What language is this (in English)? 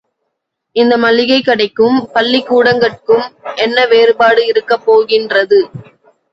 Tamil